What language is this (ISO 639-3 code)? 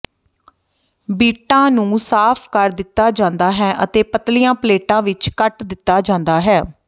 pan